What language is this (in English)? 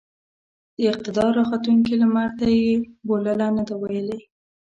Pashto